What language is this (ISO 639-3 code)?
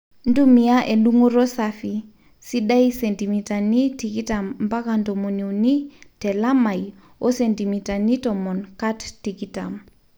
mas